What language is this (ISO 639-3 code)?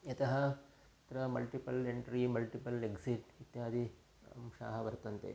san